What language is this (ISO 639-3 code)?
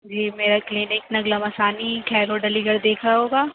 urd